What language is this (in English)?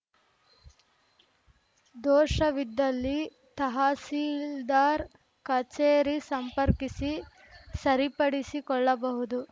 Kannada